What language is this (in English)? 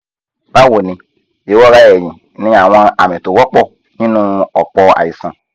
Yoruba